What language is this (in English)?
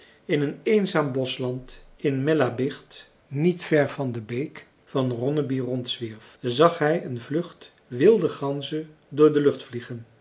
Dutch